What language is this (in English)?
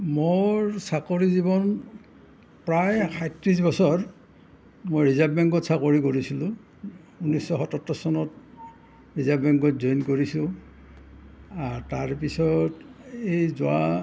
Assamese